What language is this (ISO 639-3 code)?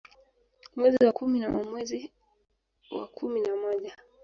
swa